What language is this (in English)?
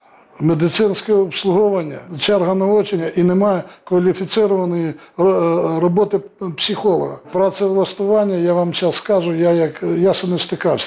Ukrainian